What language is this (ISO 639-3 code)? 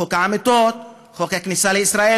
heb